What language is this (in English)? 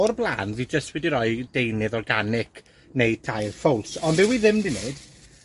Welsh